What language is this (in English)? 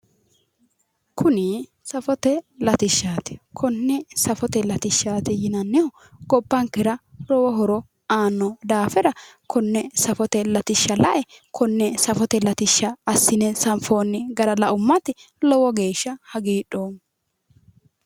Sidamo